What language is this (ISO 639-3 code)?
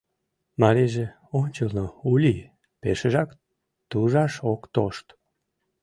chm